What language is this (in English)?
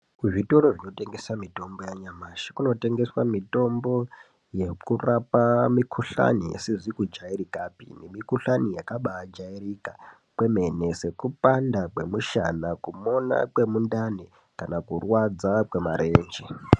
Ndau